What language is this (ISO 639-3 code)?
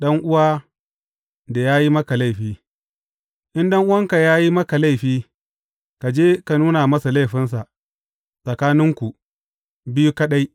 hau